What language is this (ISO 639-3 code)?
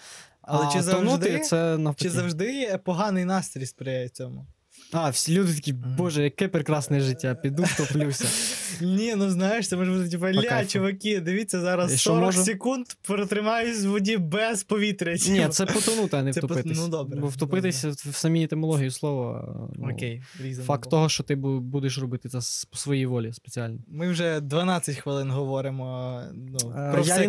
ukr